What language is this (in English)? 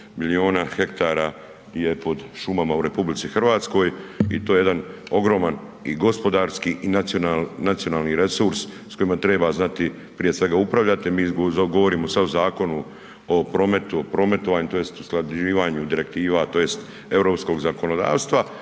Croatian